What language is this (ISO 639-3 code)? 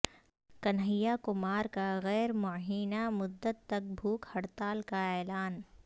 urd